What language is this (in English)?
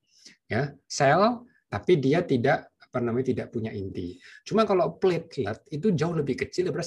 Indonesian